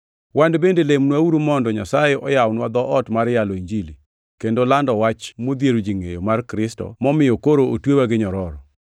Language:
Luo (Kenya and Tanzania)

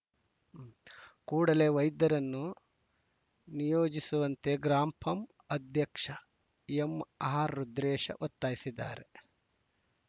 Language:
Kannada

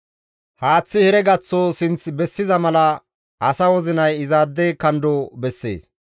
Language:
Gamo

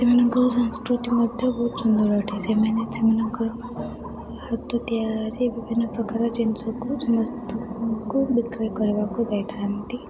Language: Odia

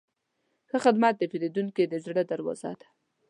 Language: Pashto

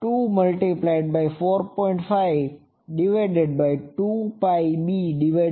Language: Gujarati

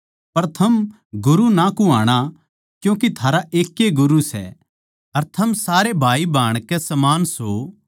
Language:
Haryanvi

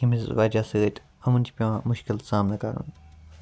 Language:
Kashmiri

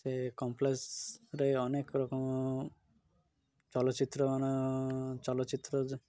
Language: Odia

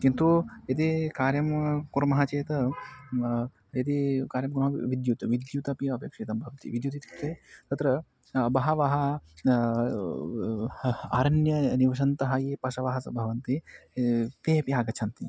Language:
Sanskrit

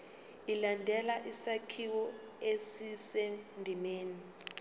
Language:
Zulu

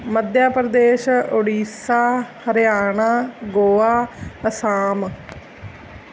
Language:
Punjabi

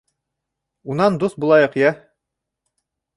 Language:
Bashkir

